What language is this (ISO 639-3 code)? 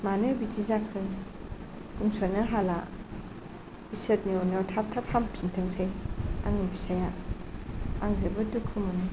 brx